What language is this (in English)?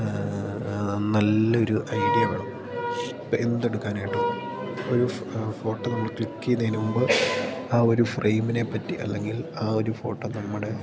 Malayalam